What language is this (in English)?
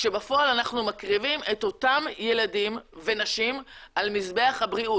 Hebrew